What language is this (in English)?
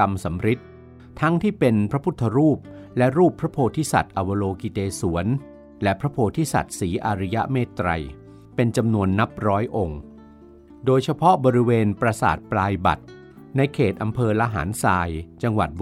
Thai